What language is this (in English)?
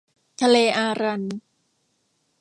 Thai